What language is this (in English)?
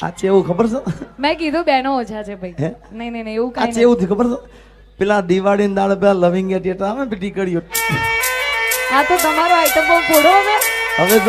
Thai